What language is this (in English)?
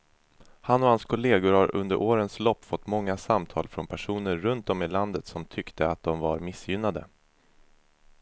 Swedish